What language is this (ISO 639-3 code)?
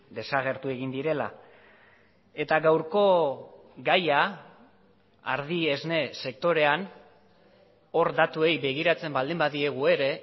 eus